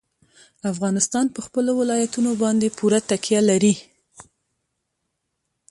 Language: Pashto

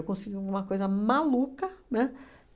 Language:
Portuguese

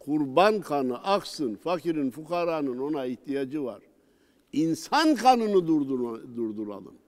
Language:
Turkish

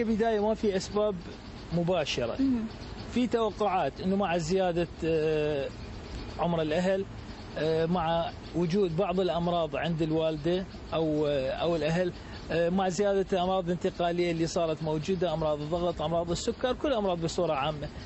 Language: Arabic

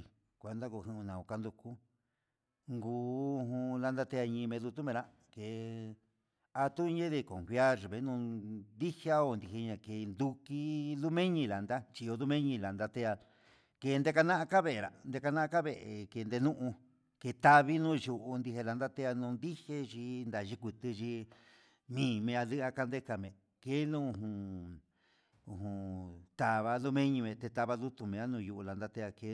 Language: Huitepec Mixtec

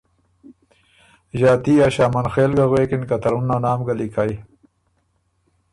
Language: Ormuri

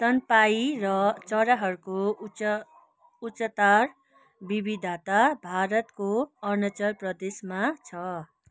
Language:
Nepali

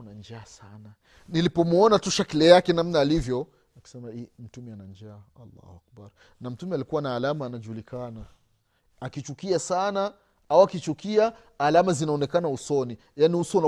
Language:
Swahili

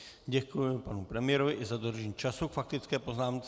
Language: Czech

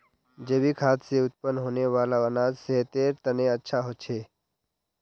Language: Magahi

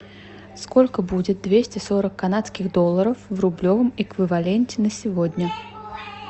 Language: Russian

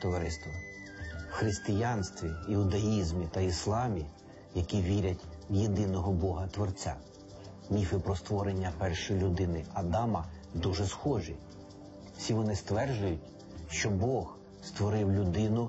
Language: Ukrainian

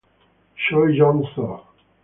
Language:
Italian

